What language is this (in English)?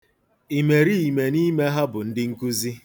Igbo